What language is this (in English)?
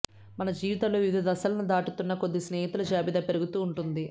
Telugu